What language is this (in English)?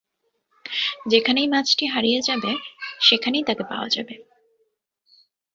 Bangla